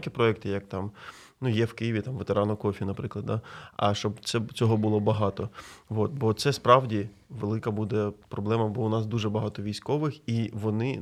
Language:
Ukrainian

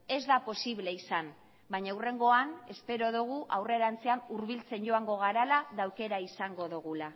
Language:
Basque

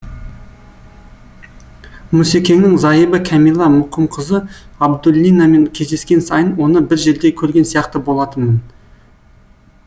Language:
Kazakh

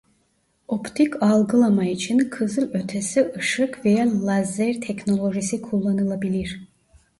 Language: Turkish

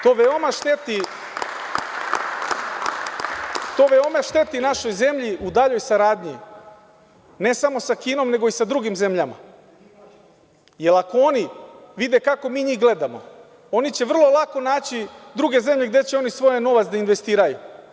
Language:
Serbian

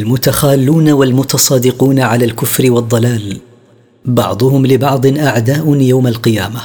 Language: Arabic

